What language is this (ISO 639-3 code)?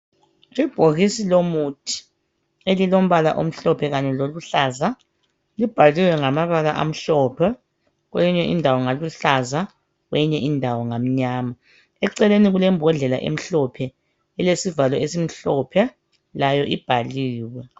nde